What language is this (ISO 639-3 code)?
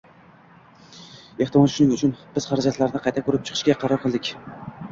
uzb